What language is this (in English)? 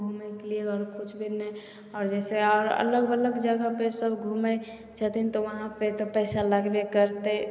Maithili